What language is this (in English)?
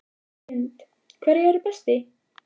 Icelandic